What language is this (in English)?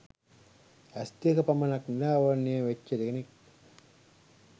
Sinhala